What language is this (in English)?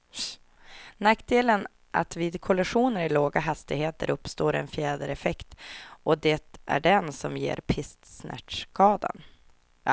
Swedish